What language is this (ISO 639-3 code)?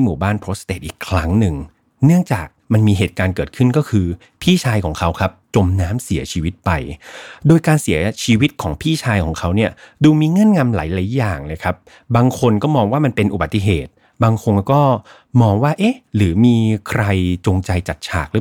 tha